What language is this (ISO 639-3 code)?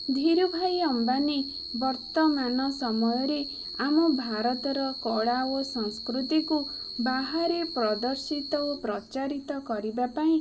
ori